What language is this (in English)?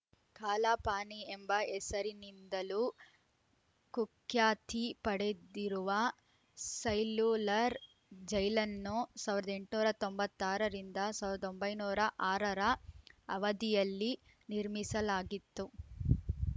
Kannada